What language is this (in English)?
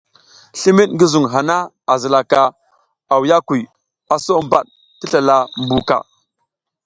South Giziga